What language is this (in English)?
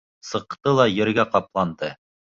Bashkir